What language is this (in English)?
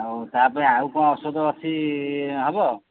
Odia